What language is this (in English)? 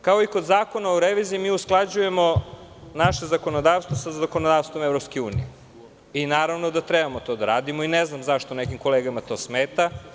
Serbian